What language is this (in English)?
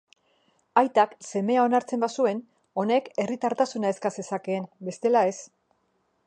Basque